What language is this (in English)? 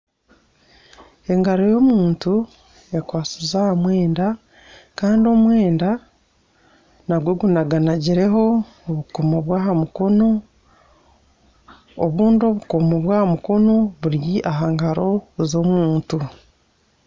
Nyankole